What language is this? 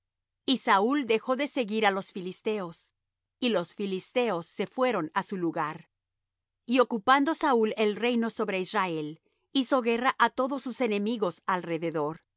Spanish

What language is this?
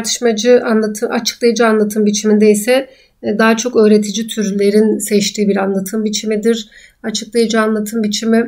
Turkish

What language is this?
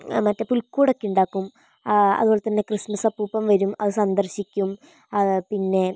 Malayalam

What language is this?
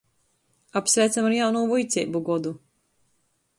Latgalian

